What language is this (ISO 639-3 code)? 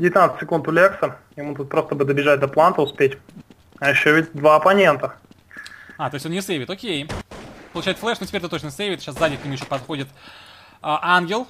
rus